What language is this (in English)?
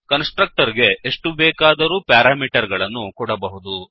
Kannada